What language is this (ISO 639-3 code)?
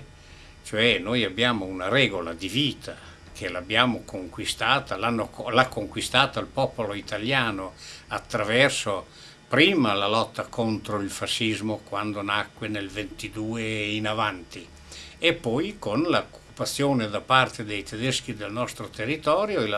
ita